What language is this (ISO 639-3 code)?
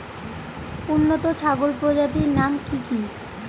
ben